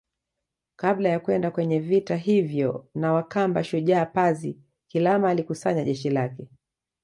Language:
Swahili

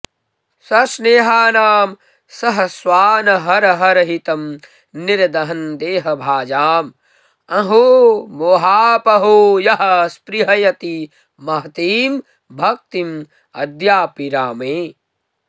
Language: Sanskrit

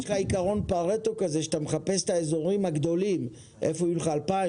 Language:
Hebrew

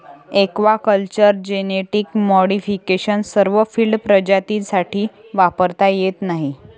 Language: Marathi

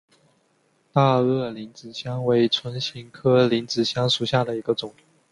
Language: Chinese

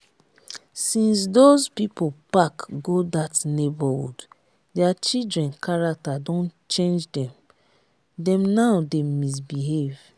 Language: Nigerian Pidgin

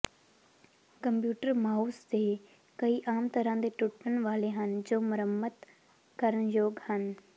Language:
Punjabi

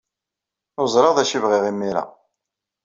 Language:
Kabyle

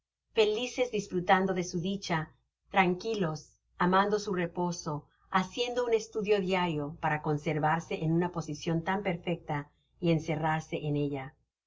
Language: Spanish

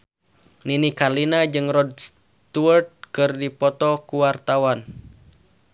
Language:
Sundanese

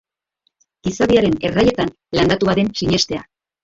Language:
Basque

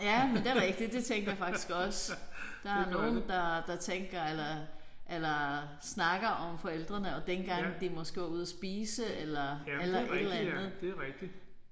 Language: Danish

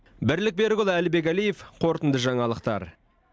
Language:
Kazakh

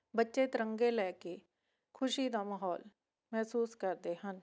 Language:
Punjabi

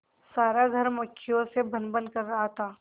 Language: Hindi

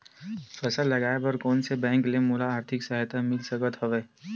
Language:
Chhattisgarhi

